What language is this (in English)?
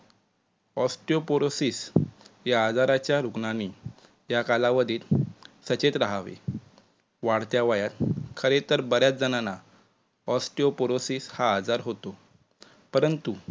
Marathi